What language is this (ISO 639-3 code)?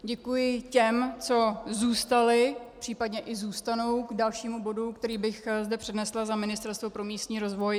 ces